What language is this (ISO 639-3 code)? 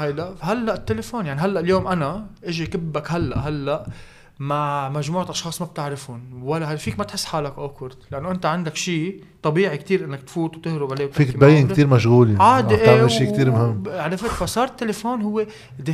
ara